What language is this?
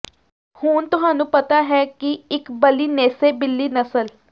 Punjabi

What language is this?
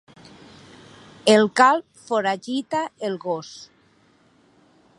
Catalan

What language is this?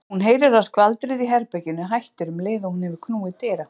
Icelandic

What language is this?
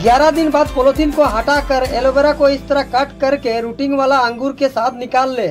Hindi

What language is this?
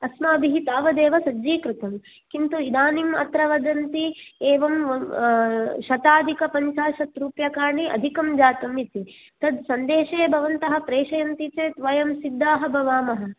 Sanskrit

